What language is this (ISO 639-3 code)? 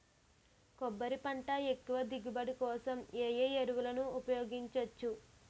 tel